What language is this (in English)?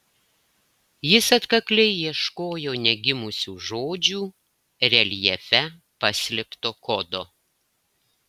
Lithuanian